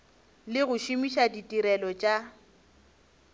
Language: Northern Sotho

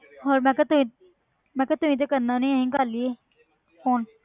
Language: Punjabi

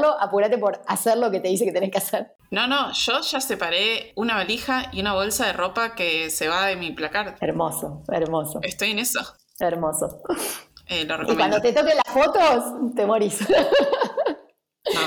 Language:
Spanish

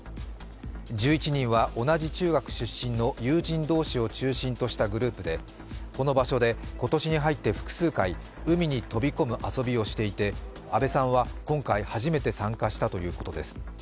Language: Japanese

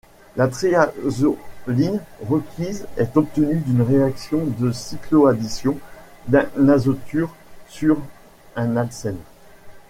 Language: French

